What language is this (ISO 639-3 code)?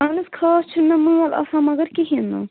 kas